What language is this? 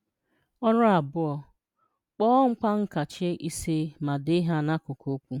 Igbo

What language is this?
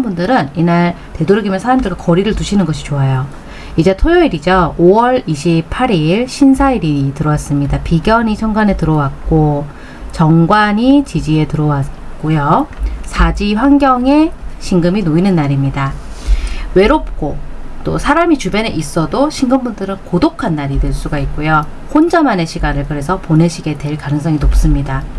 Korean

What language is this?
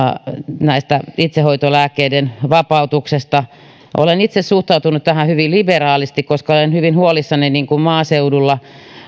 Finnish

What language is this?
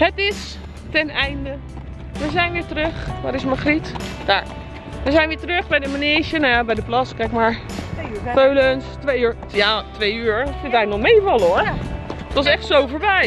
Dutch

